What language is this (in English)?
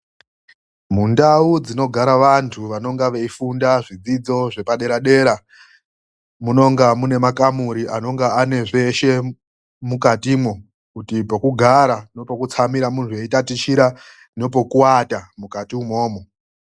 Ndau